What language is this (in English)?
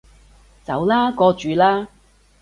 Cantonese